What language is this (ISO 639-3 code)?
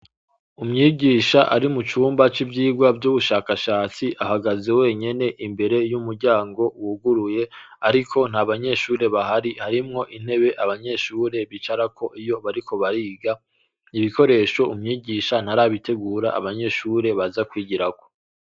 run